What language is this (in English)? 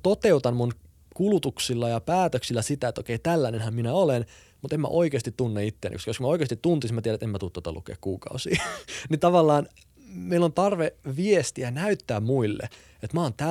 Finnish